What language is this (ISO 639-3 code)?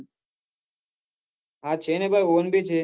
guj